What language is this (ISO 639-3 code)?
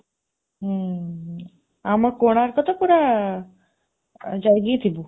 ori